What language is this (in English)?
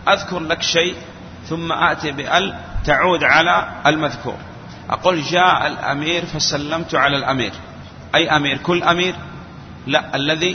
Arabic